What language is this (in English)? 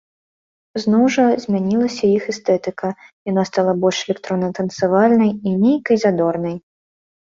Belarusian